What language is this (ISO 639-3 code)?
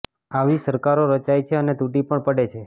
guj